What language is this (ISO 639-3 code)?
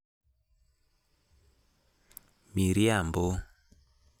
luo